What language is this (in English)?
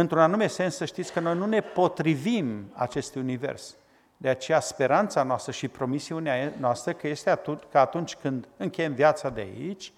Romanian